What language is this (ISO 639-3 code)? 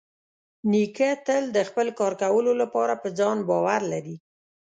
pus